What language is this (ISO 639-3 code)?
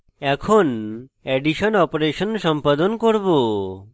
ben